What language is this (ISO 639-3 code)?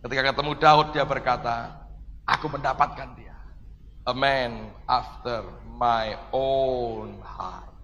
ind